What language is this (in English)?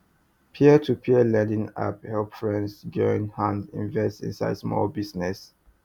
Nigerian Pidgin